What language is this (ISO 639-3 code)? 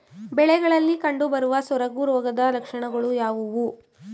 kan